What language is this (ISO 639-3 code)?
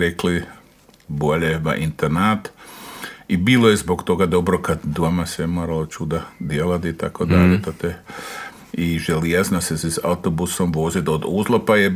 hrv